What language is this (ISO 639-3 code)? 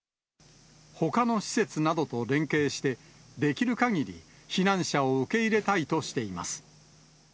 jpn